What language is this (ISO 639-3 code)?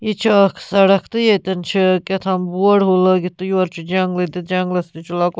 kas